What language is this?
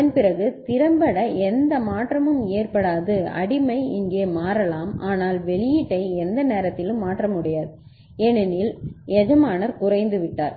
Tamil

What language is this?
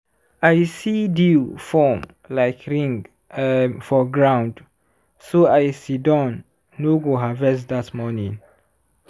Nigerian Pidgin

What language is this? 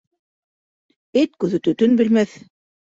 Bashkir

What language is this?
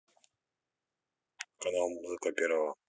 Russian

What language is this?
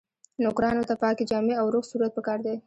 Pashto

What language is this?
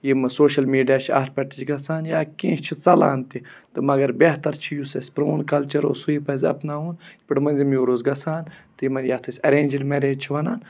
Kashmiri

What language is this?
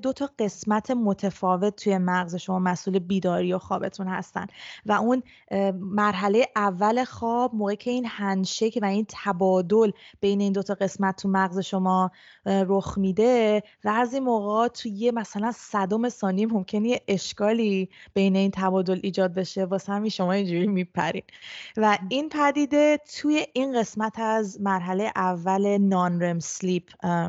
Persian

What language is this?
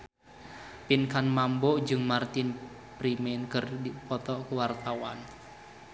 Sundanese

